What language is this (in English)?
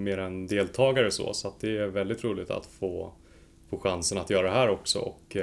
Swedish